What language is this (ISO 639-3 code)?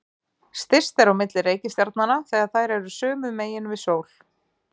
isl